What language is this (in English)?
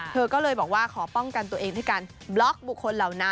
Thai